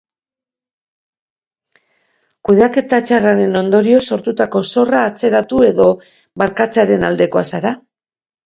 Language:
Basque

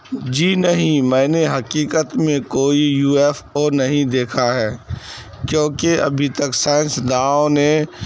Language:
Urdu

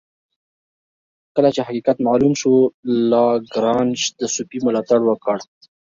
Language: Pashto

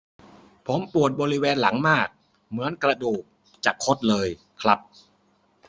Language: Thai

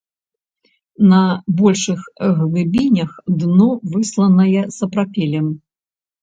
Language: Belarusian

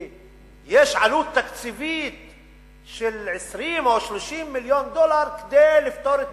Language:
Hebrew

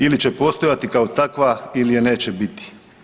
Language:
Croatian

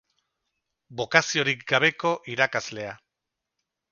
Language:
Basque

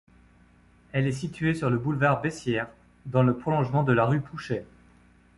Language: French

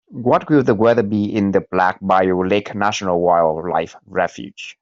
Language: English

